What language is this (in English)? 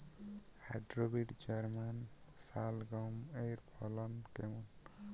Bangla